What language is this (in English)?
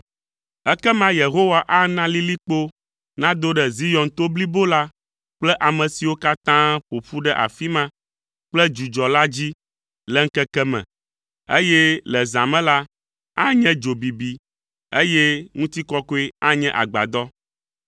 Ewe